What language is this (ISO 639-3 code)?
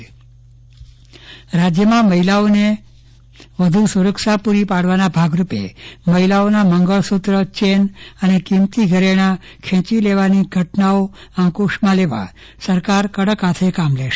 guj